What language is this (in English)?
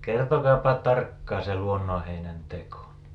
Finnish